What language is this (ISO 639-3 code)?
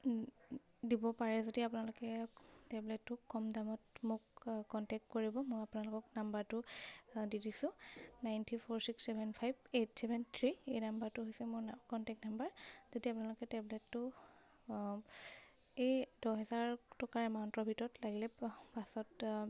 asm